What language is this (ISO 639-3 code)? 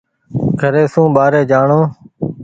gig